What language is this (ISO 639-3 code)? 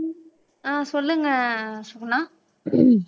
tam